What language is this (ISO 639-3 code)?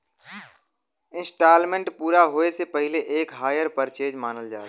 bho